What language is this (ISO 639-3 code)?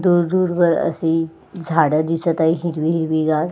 mar